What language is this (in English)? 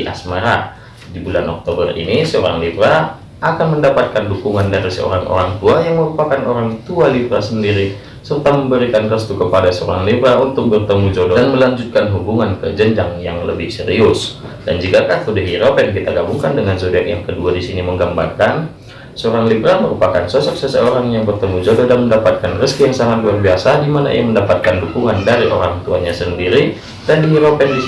Indonesian